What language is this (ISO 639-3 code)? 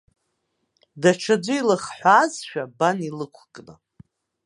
abk